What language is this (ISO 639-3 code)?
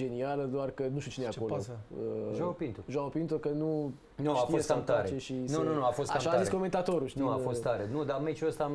ron